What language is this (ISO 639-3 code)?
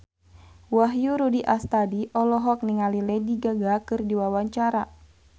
sun